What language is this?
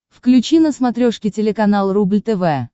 Russian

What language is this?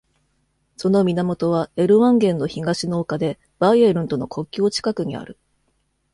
Japanese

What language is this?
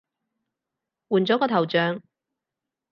Cantonese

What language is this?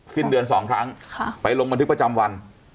Thai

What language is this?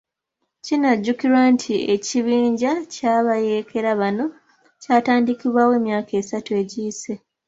Ganda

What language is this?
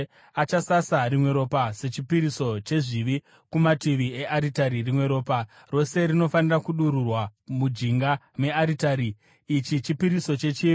Shona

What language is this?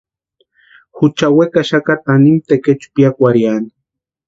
Western Highland Purepecha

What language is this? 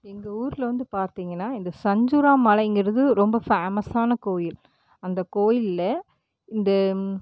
Tamil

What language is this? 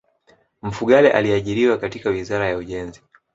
Swahili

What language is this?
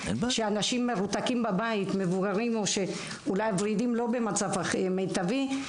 Hebrew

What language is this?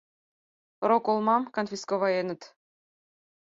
Mari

